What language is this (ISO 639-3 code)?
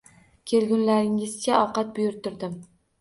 uzb